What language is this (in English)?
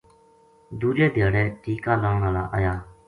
Gujari